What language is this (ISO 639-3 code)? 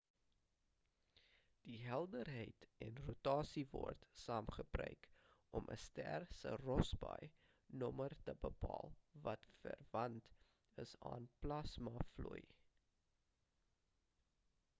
afr